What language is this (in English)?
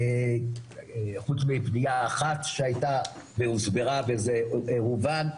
Hebrew